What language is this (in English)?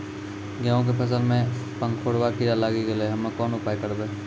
Maithili